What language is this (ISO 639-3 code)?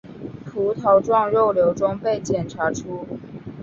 zho